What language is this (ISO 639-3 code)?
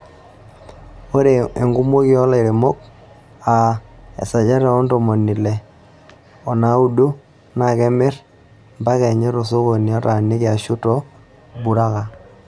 mas